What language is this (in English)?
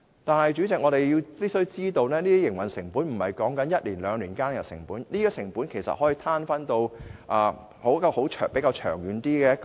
Cantonese